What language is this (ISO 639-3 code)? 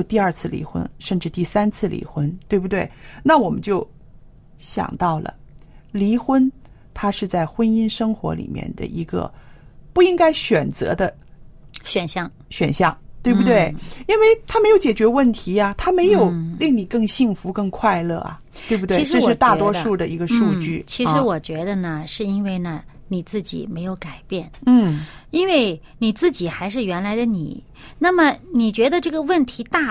zho